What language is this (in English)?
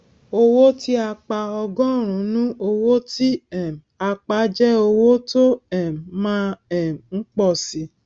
Yoruba